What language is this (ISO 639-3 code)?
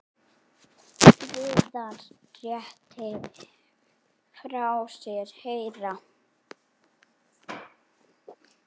isl